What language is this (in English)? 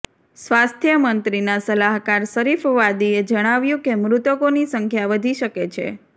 Gujarati